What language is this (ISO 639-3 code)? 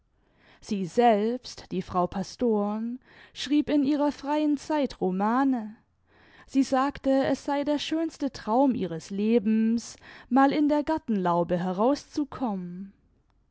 deu